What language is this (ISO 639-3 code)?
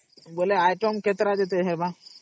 ori